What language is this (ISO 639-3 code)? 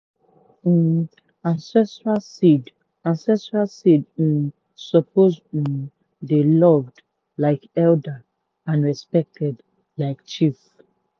pcm